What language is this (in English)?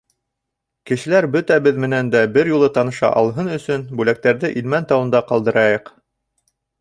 Bashkir